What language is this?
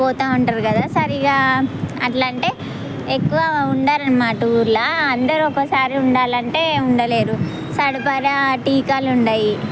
Telugu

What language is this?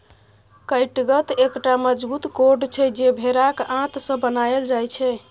Maithili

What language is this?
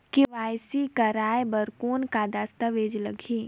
Chhattisgarhi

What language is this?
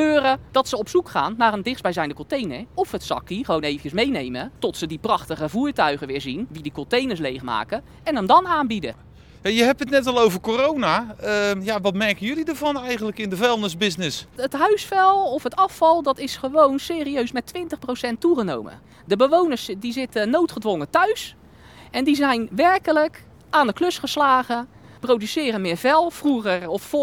Dutch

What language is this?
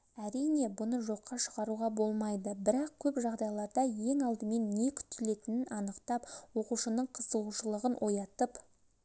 Kazakh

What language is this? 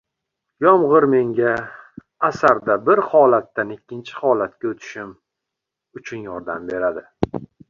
Uzbek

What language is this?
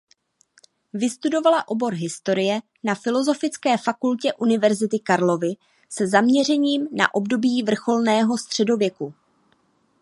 Czech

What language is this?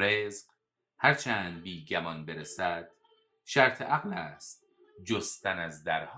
Persian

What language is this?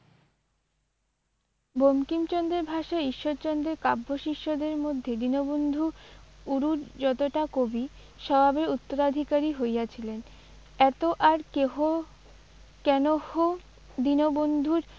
Bangla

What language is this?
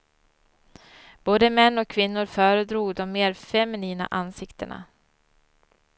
Swedish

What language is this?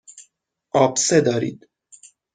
Persian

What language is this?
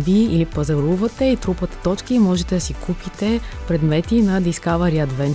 Bulgarian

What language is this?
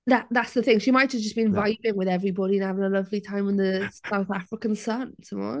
Welsh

